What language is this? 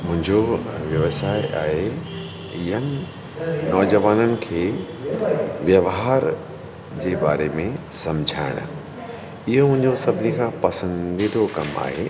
Sindhi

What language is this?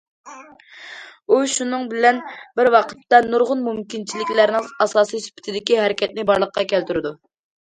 Uyghur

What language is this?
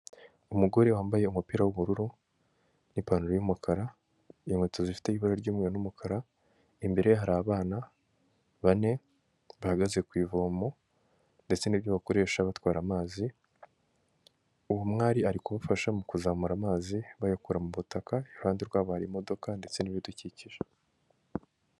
Kinyarwanda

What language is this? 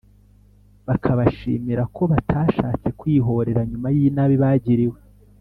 Kinyarwanda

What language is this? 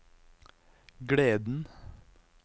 Norwegian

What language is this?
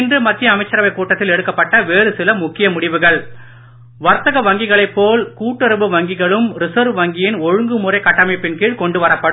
Tamil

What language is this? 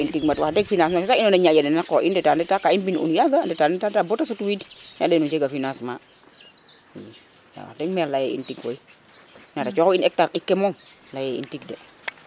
Serer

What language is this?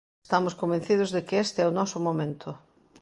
Galician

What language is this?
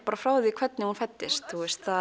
Icelandic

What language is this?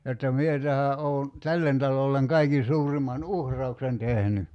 Finnish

